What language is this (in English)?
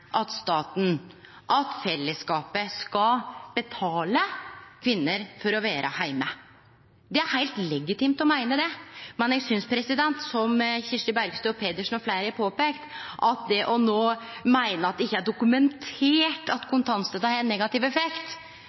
Norwegian Nynorsk